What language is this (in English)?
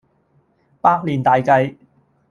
Cantonese